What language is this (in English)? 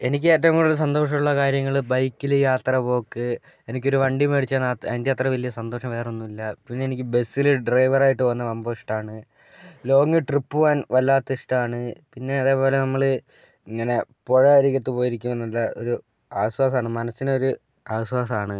Malayalam